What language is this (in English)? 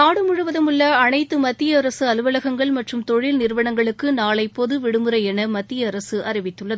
Tamil